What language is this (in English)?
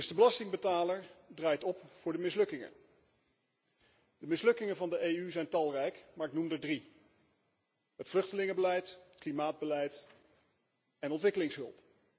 Dutch